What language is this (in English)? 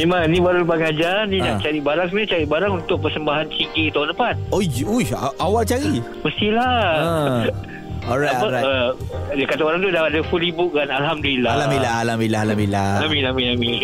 Malay